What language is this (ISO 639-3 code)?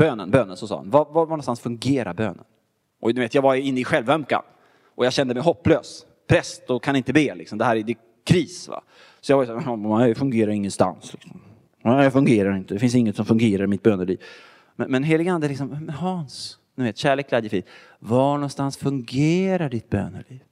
swe